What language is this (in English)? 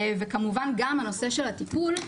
Hebrew